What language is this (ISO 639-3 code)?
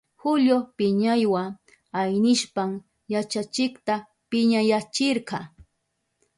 qup